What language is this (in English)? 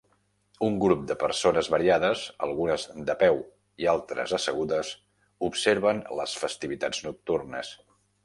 Catalan